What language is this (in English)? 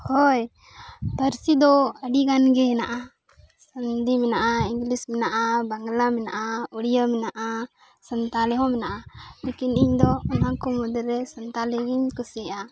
Santali